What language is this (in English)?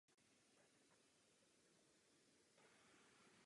Czech